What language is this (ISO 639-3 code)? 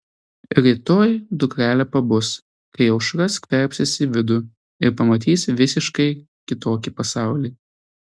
lit